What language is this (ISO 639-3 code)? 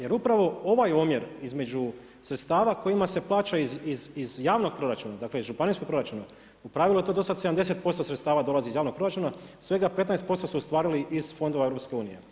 hrv